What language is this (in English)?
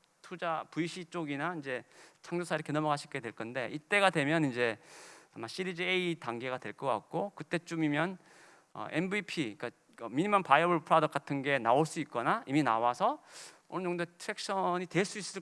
Korean